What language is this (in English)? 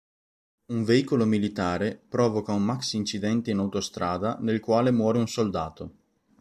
Italian